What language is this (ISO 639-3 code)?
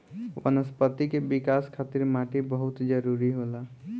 bho